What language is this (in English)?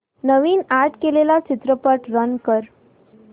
Marathi